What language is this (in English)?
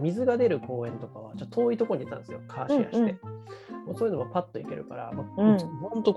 Japanese